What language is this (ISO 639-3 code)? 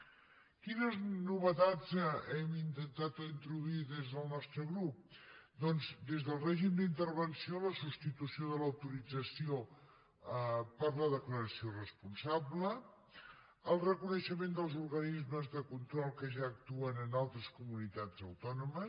cat